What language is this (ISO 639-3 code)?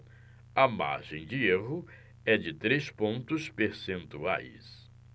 por